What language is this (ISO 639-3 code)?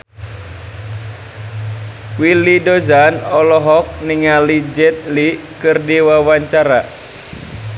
sun